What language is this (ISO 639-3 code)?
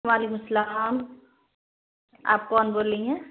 urd